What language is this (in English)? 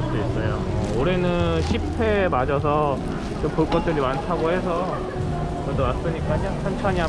Korean